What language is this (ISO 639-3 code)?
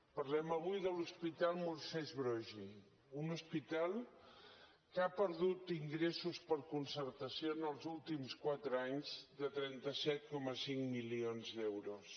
cat